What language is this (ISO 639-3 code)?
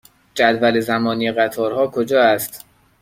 fas